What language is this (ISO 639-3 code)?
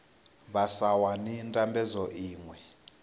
ven